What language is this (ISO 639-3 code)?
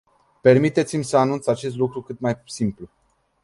ron